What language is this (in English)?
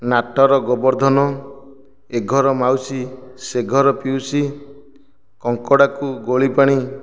Odia